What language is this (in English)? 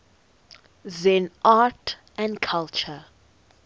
English